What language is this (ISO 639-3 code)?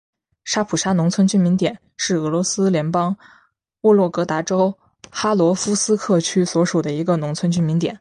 zho